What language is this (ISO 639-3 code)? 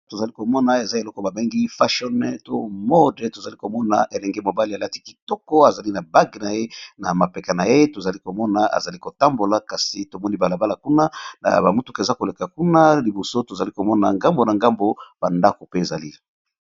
lin